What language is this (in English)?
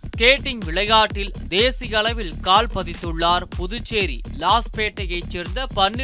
Tamil